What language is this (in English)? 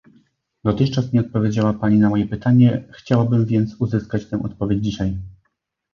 Polish